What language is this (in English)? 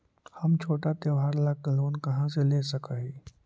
Magahi